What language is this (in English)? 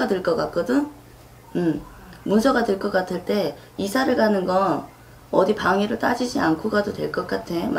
Korean